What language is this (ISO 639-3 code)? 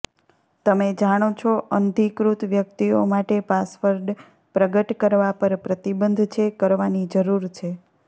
guj